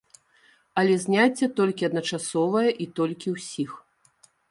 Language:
Belarusian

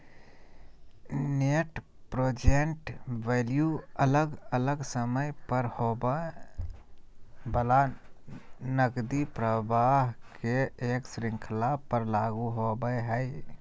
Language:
Magahi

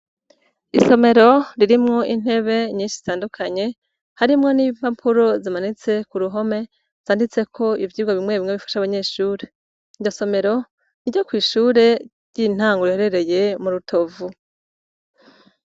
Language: Rundi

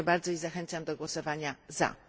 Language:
Polish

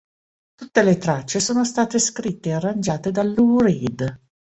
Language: Italian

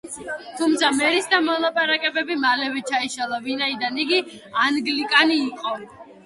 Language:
Georgian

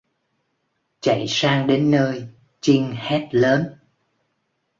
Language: Vietnamese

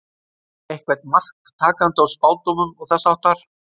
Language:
Icelandic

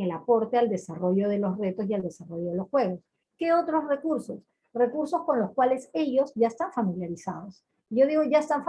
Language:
Spanish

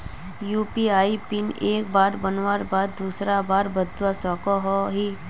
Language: Magahi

